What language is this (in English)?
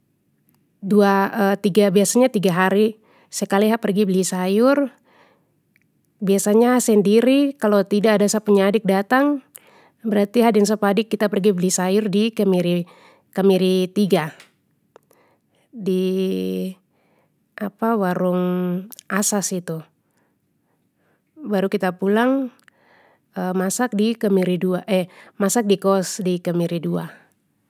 Papuan Malay